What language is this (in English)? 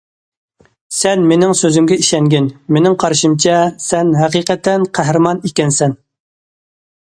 Uyghur